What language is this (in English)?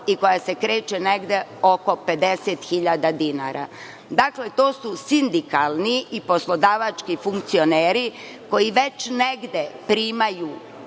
Serbian